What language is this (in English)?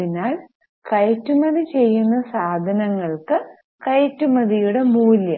Malayalam